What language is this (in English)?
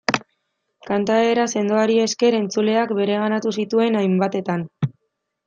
Basque